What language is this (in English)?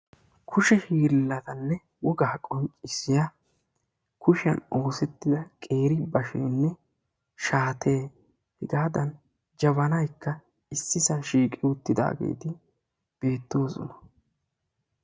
Wolaytta